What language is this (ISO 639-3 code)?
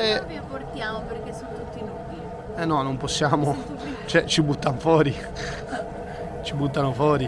ita